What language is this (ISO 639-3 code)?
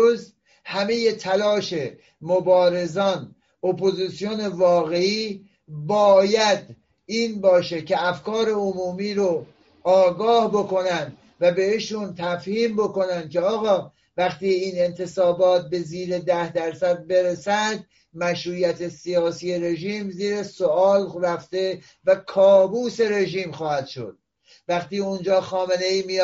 fas